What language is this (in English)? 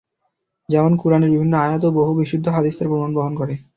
Bangla